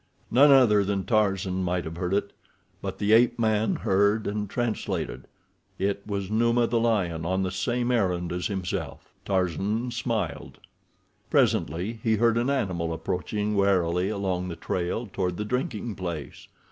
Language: English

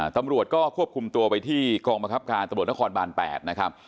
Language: Thai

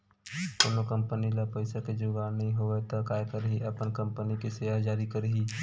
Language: Chhattisgarhi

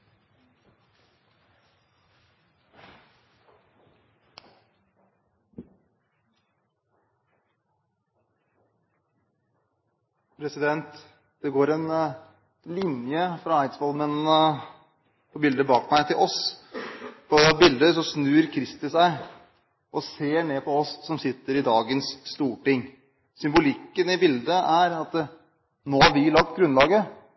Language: Norwegian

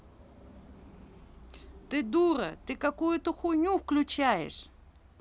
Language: Russian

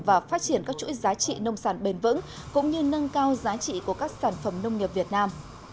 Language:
Vietnamese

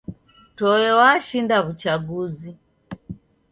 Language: Taita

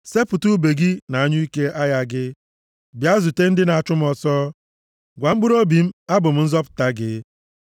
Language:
Igbo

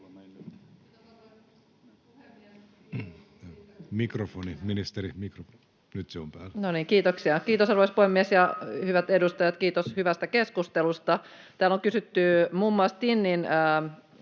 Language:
Finnish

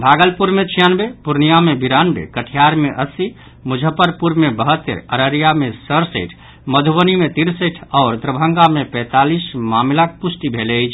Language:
Maithili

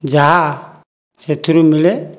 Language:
Odia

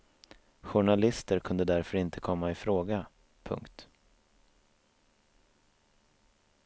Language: Swedish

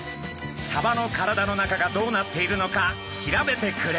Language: Japanese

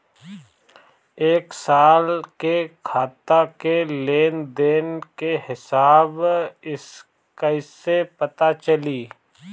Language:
Bhojpuri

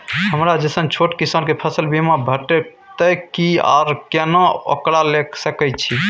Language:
Maithili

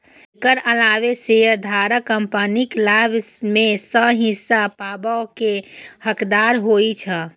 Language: Maithili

